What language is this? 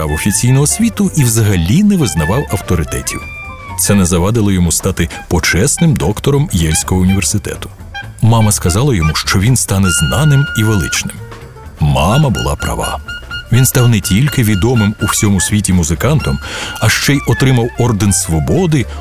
Ukrainian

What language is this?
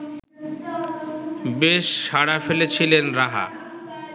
Bangla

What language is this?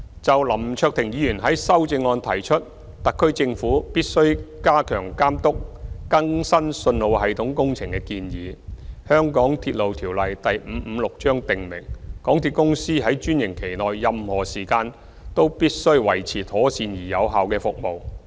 Cantonese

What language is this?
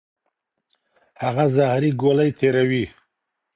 Pashto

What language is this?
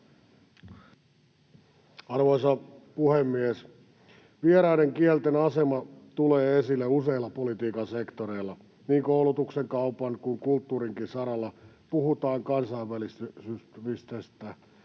Finnish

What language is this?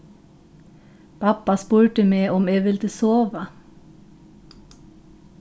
Faroese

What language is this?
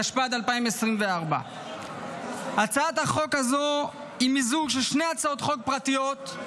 Hebrew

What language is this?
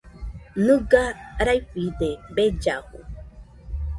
Nüpode Huitoto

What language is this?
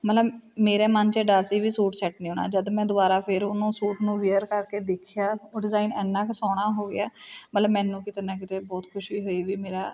Punjabi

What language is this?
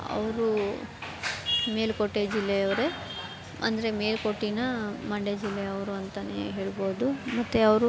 Kannada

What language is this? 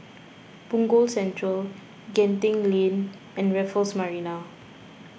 English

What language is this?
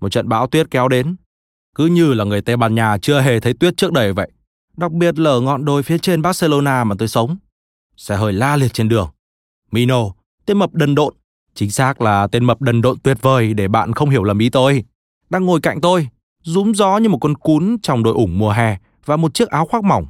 Vietnamese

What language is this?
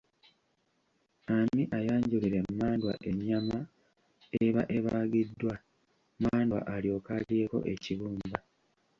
Ganda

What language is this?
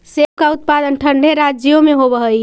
Magahi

